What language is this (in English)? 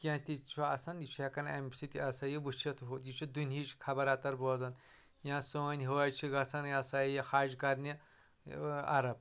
Kashmiri